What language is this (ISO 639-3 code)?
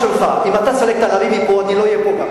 heb